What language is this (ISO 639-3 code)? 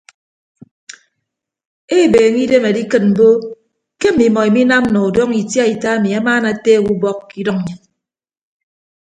ibb